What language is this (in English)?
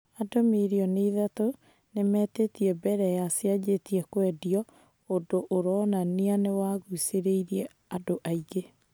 Kikuyu